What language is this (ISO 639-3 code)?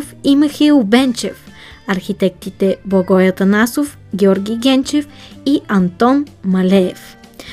bul